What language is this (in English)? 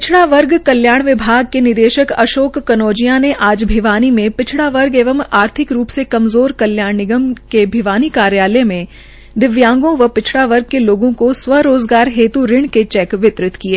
Hindi